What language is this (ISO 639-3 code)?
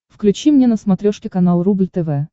rus